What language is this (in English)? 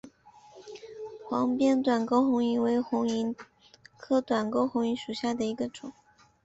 Chinese